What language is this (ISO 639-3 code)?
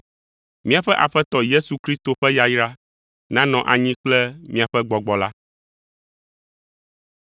ewe